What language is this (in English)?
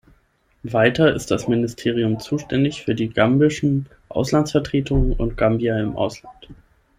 German